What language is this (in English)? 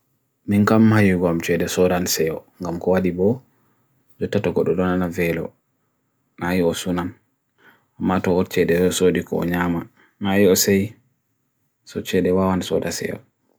Bagirmi Fulfulde